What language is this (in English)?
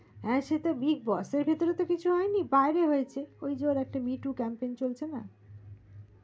Bangla